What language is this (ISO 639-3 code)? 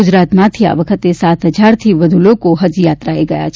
guj